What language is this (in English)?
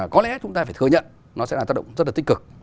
Vietnamese